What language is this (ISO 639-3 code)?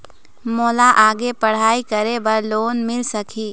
hne